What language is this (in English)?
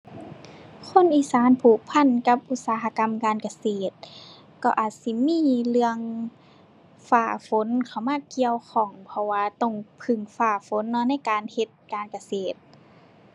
Thai